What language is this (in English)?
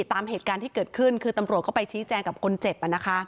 Thai